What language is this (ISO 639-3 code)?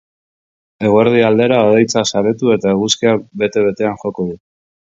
eus